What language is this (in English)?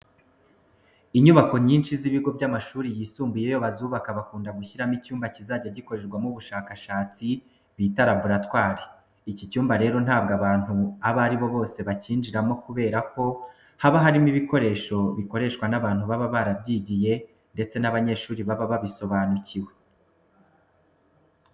Kinyarwanda